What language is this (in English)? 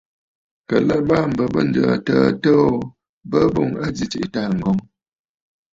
Bafut